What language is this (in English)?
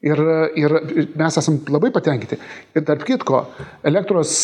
Lithuanian